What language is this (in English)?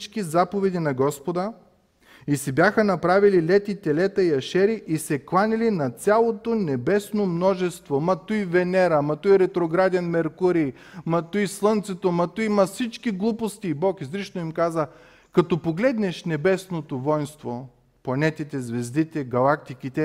Bulgarian